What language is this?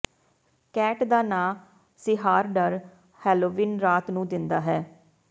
Punjabi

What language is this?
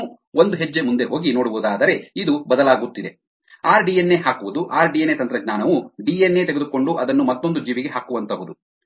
Kannada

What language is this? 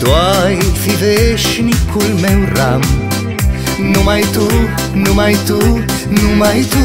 Romanian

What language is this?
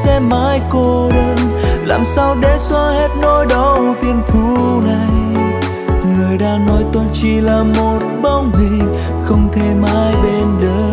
Vietnamese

